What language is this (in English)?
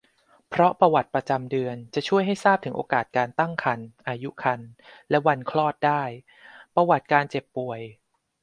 Thai